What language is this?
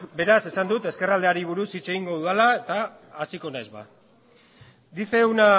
Basque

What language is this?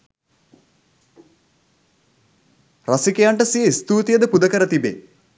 Sinhala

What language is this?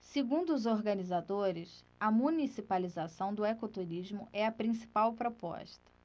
Portuguese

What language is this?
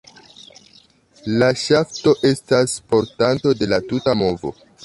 Esperanto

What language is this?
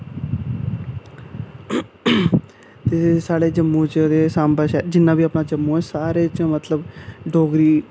Dogri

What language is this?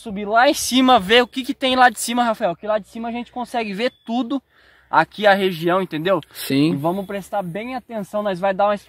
Portuguese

